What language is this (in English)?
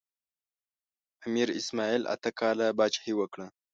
Pashto